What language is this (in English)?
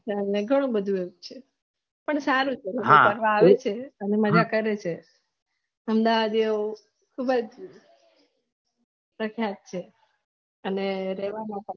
Gujarati